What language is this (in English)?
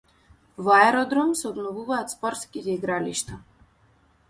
Macedonian